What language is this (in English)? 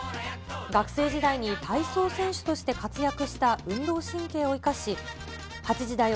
Japanese